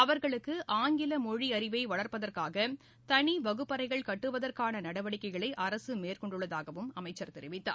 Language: Tamil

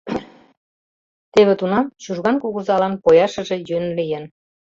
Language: Mari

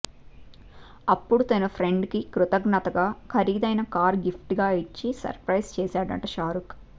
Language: Telugu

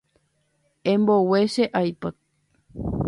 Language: Guarani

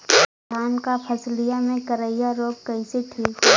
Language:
Bhojpuri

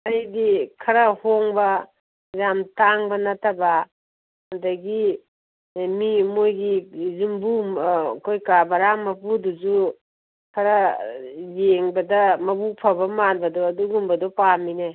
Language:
Manipuri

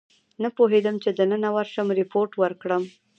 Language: Pashto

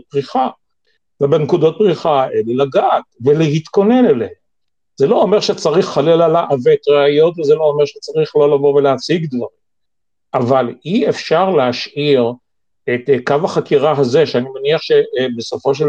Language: Hebrew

